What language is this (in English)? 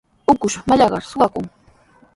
Sihuas Ancash Quechua